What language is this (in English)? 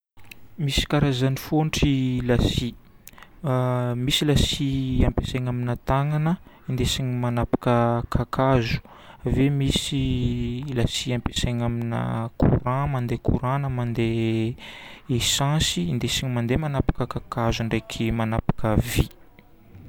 Northern Betsimisaraka Malagasy